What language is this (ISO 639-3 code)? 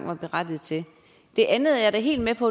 dan